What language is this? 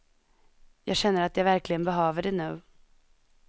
Swedish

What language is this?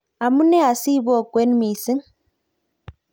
Kalenjin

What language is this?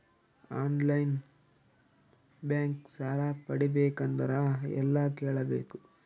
Kannada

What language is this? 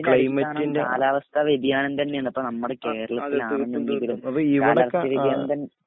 Malayalam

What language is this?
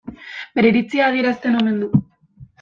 Basque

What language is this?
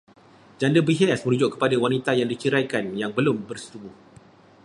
Malay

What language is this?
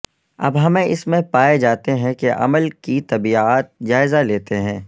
Urdu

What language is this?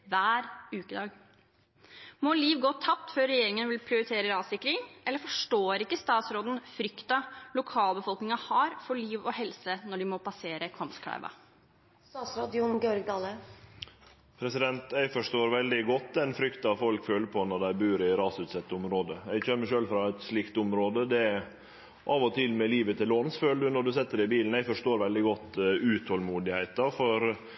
Norwegian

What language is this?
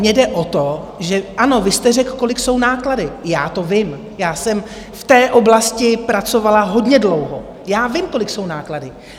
Czech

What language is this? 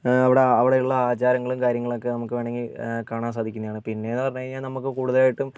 Malayalam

